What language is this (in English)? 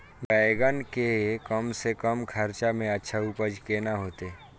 Maithili